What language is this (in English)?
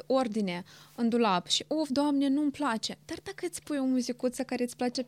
Romanian